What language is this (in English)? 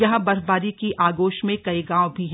Hindi